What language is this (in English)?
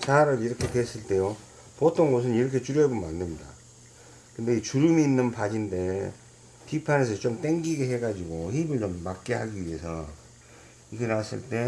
Korean